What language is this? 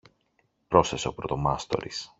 Greek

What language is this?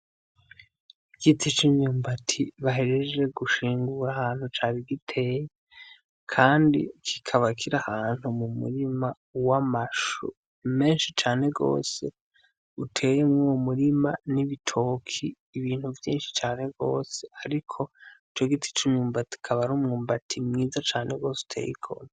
Rundi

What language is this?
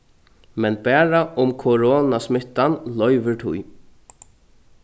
Faroese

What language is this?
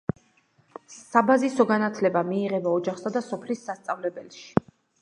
Georgian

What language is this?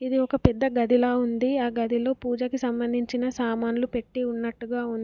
Telugu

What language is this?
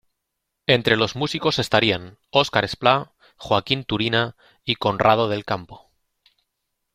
Spanish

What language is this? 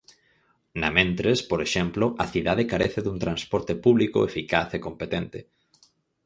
Galician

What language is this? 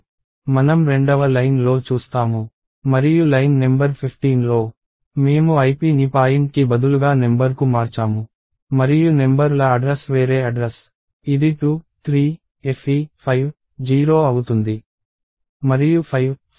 Telugu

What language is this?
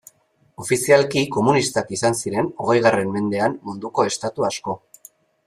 Basque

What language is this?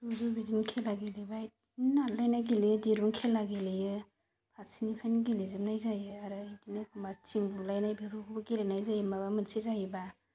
Bodo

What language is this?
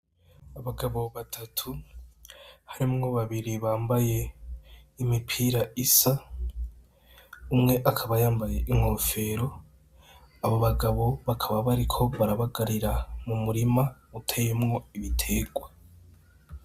Rundi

